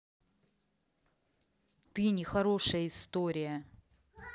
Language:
Russian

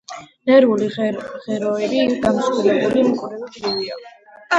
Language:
Georgian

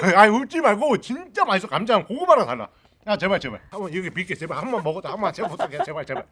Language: Korean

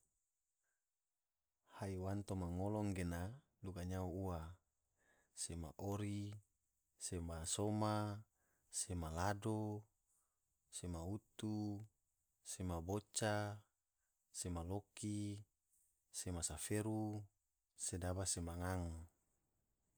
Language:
Tidore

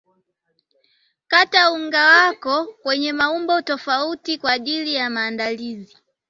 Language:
Swahili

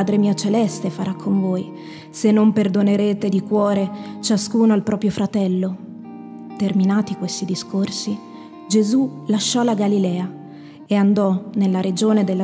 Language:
Italian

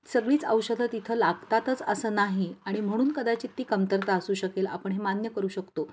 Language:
Marathi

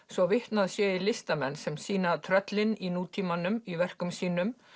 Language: Icelandic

